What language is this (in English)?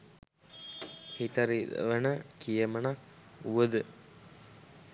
Sinhala